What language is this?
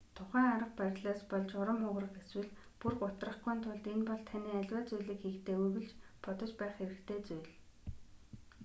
Mongolian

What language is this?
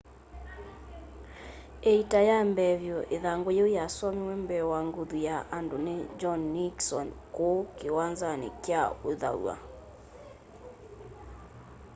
Kamba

